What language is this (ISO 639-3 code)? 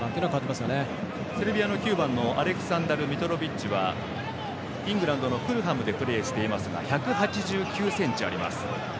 jpn